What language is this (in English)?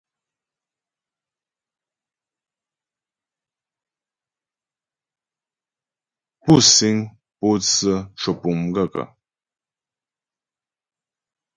Ghomala